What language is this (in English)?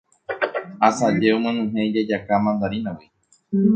Guarani